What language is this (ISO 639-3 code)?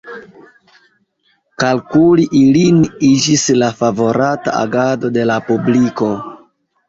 epo